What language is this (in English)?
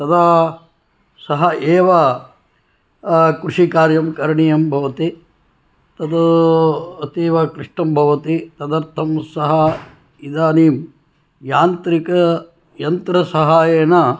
Sanskrit